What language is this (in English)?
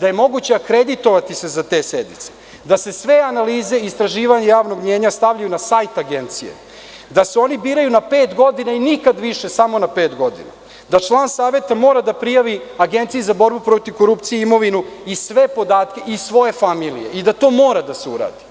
Serbian